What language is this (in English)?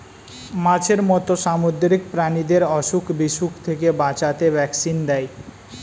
Bangla